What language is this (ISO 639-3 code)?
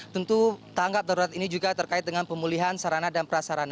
ind